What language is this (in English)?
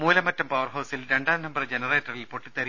Malayalam